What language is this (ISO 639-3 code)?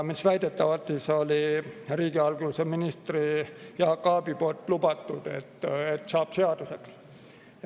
est